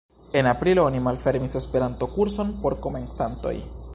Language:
Esperanto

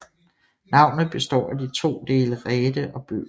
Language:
Danish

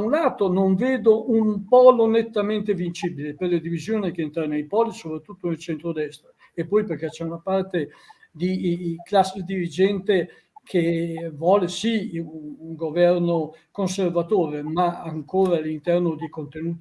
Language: Italian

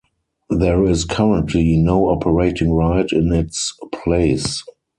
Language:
English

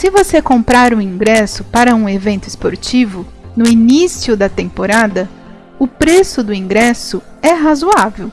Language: Portuguese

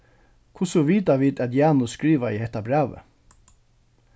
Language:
Faroese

